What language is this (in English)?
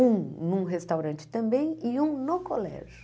Portuguese